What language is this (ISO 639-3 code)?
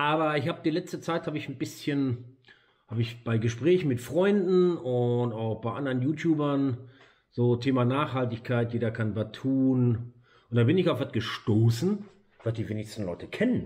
deu